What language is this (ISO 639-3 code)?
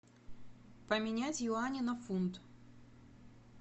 rus